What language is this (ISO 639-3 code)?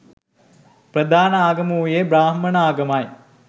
sin